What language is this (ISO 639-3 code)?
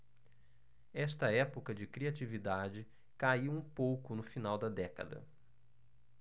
por